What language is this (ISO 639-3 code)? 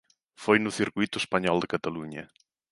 glg